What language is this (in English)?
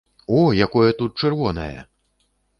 Belarusian